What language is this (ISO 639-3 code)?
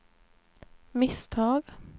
swe